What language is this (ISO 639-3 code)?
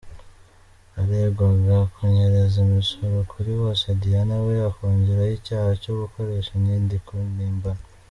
kin